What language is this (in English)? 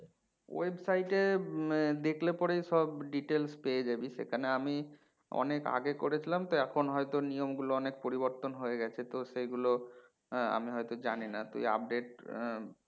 Bangla